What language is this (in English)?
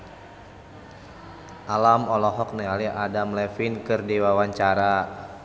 Sundanese